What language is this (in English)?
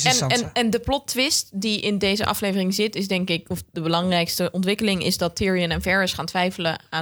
Dutch